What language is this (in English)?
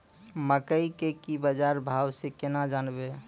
Maithili